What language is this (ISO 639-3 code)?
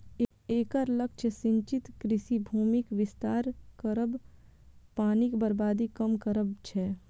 mai